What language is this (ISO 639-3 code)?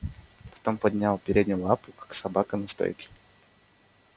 rus